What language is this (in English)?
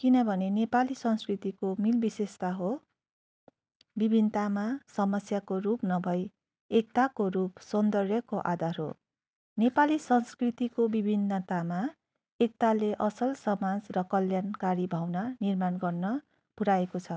Nepali